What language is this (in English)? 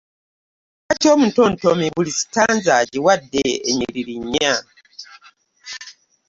Ganda